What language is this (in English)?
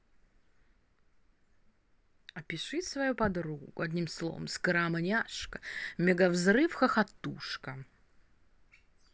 Russian